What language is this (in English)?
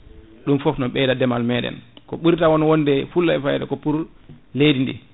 Fula